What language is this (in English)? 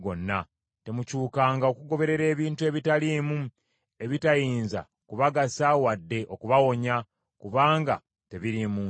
Ganda